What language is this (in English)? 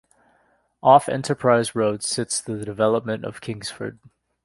English